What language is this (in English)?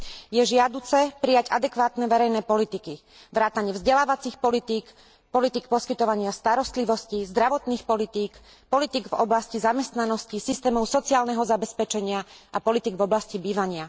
Slovak